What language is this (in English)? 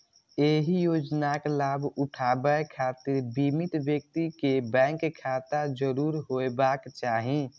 Maithili